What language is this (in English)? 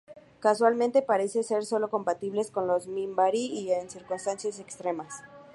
Spanish